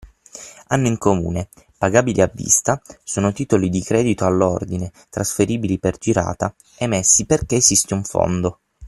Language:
Italian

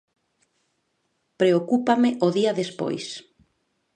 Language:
Galician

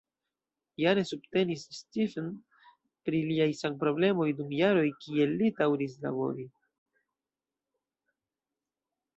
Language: Esperanto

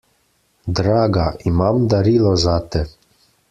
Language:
Slovenian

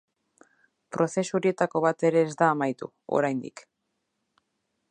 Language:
Basque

